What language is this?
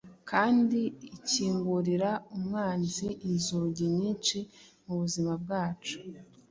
Kinyarwanda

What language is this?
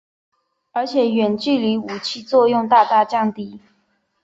Chinese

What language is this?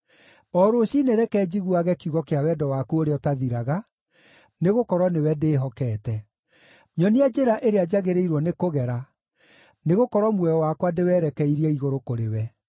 Kikuyu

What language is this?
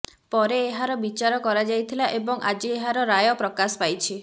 Odia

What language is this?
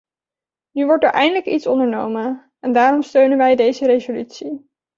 Dutch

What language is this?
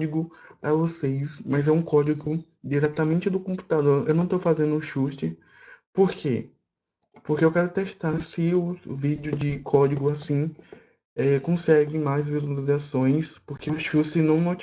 Portuguese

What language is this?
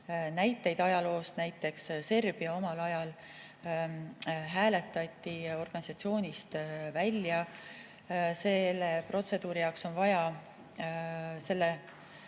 Estonian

